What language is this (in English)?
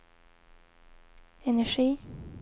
Swedish